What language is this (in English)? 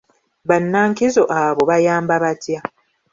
Ganda